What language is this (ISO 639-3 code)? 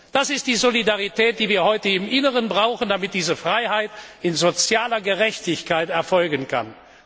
deu